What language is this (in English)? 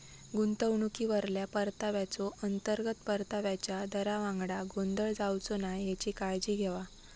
Marathi